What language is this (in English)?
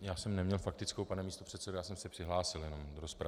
Czech